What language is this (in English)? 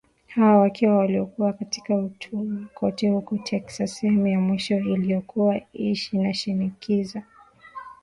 Swahili